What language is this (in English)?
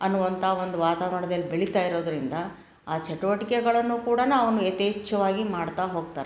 Kannada